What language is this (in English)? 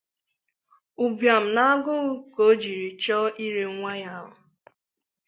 Igbo